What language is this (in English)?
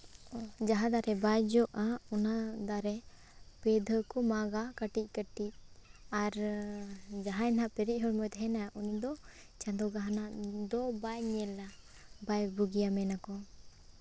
Santali